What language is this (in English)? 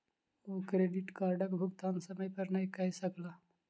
Maithili